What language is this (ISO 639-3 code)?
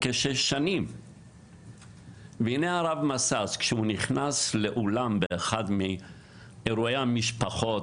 heb